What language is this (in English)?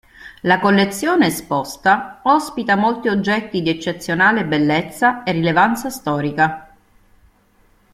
Italian